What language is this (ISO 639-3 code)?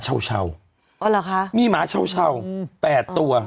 tha